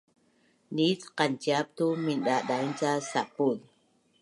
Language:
Bunun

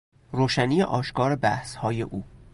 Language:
Persian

